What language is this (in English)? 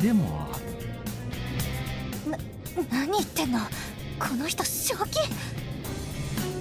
Italian